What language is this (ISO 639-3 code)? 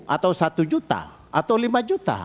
ind